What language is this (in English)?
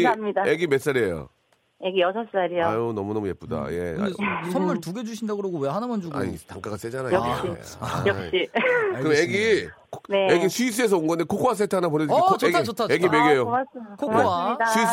Korean